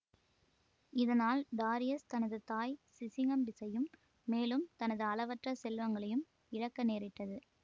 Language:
Tamil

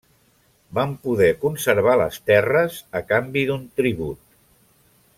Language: Catalan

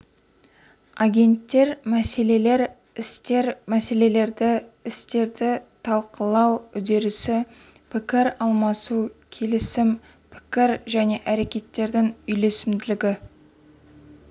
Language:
Kazakh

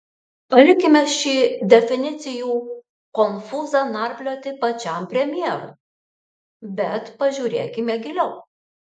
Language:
Lithuanian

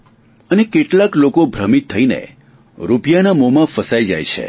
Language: Gujarati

